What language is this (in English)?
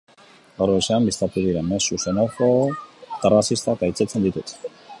Basque